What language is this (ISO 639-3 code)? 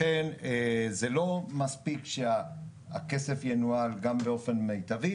heb